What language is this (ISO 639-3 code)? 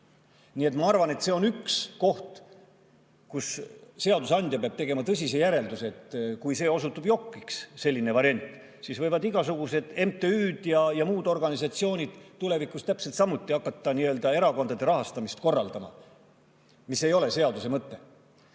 est